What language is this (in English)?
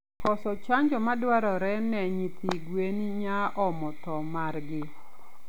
Luo (Kenya and Tanzania)